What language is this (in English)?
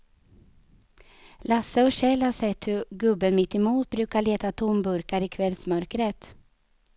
Swedish